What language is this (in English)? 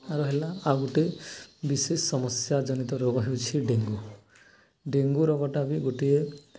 Odia